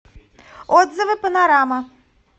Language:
Russian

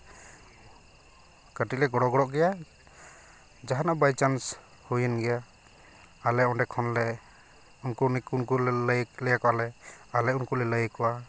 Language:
Santali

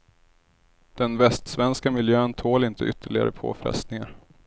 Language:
Swedish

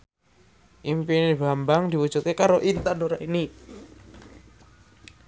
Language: Javanese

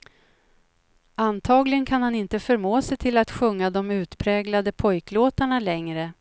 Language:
Swedish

